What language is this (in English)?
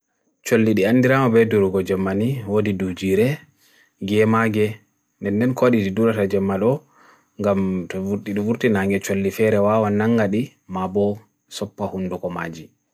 Bagirmi Fulfulde